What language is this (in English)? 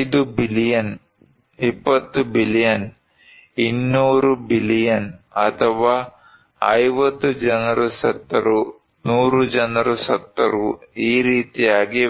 Kannada